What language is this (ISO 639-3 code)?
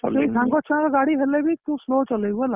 ori